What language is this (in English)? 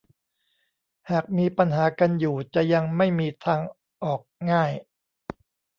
Thai